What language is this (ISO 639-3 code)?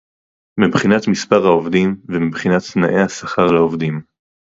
heb